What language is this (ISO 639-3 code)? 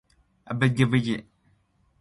rup